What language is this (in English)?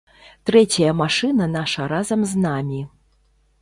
Belarusian